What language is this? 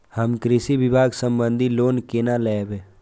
Maithili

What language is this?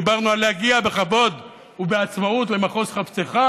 Hebrew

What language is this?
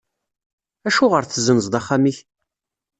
Kabyle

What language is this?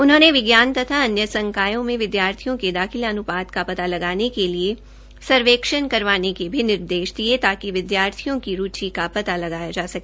Hindi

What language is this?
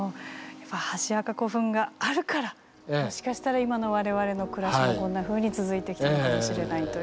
Japanese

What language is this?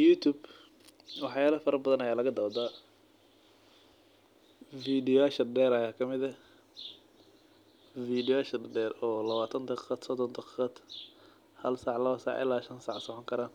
Somali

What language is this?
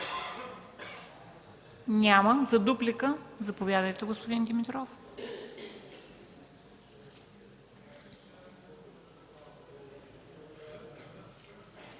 Bulgarian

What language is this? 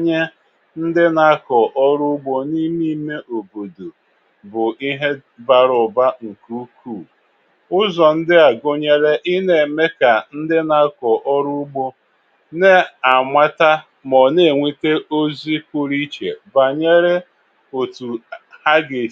Igbo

